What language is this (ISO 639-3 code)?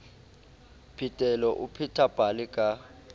sot